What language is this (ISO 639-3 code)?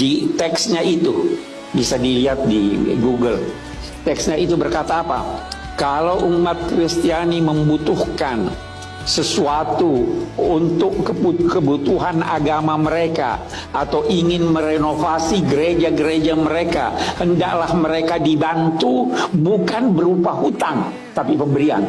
ind